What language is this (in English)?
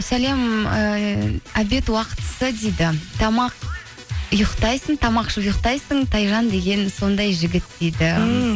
Kazakh